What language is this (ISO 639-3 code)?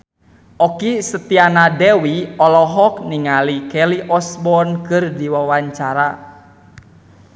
sun